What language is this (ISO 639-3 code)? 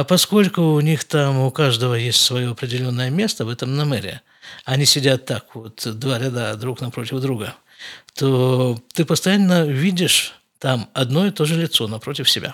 rus